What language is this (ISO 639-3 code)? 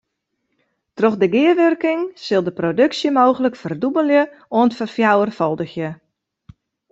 fry